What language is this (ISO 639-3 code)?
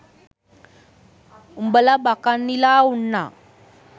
sin